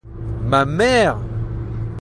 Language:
French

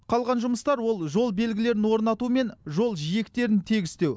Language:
Kazakh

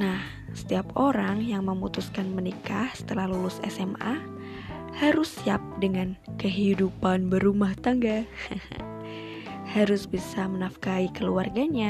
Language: Indonesian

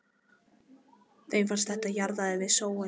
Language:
Icelandic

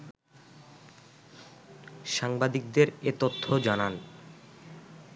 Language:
Bangla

